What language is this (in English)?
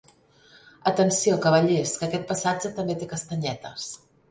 Catalan